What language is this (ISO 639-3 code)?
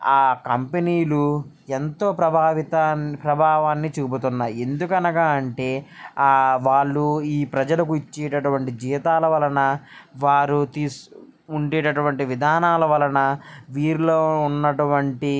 tel